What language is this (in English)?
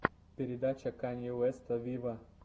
Russian